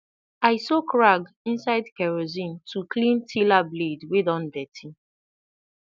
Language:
Nigerian Pidgin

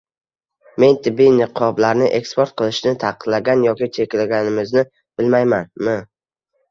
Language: Uzbek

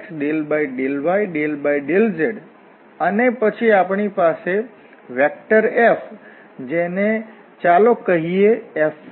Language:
Gujarati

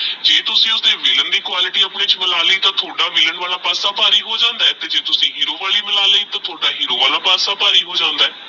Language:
Punjabi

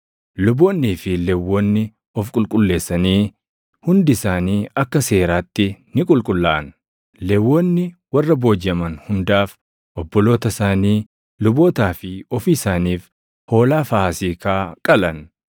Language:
Oromo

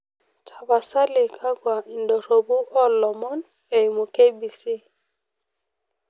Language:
Masai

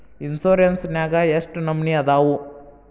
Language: Kannada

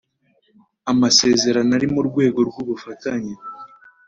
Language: Kinyarwanda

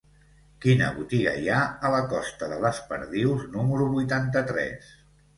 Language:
Catalan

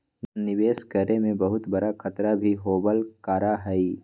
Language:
Magahi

